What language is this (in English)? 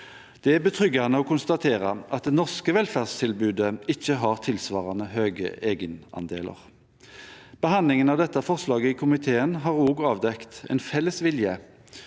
Norwegian